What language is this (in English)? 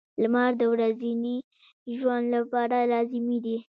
Pashto